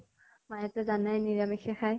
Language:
Assamese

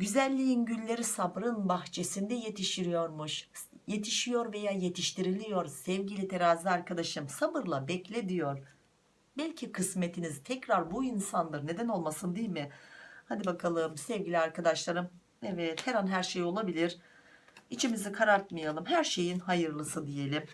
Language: Turkish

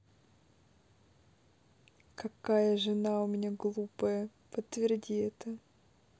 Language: Russian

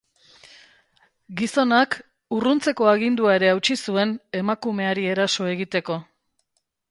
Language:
Basque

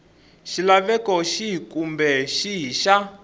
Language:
Tsonga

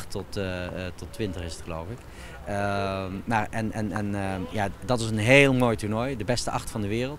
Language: Dutch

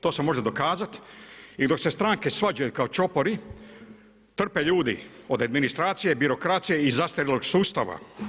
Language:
Croatian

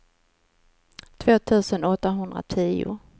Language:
Swedish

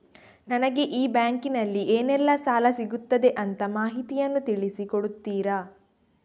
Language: Kannada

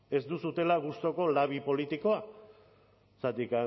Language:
Basque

